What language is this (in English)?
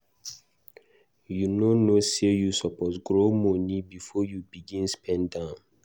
Nigerian Pidgin